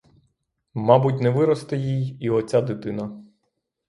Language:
Ukrainian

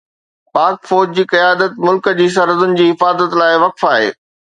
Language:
Sindhi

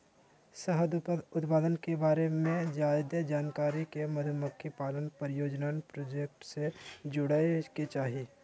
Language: Magahi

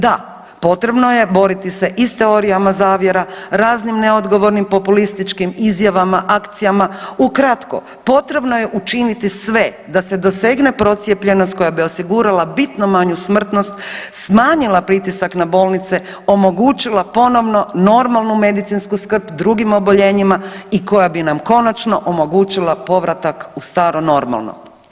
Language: Croatian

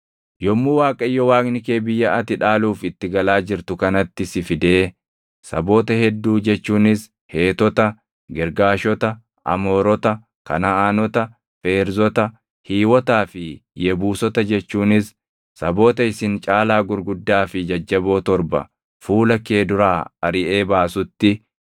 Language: Oromo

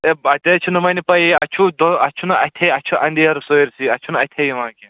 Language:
Kashmiri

